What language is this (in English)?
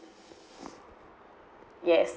English